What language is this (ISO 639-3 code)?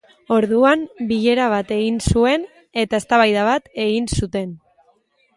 eus